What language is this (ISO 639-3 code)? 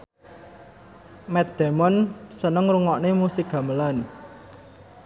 jav